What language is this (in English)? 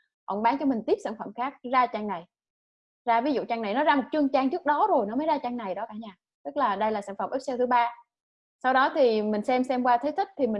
Vietnamese